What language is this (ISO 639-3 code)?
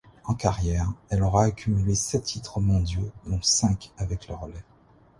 fra